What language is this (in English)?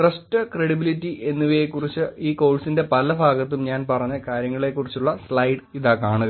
Malayalam